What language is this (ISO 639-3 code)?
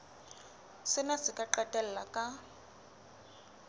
sot